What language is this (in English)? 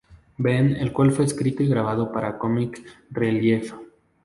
Spanish